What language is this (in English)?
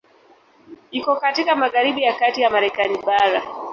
Swahili